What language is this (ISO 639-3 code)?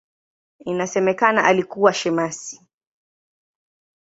swa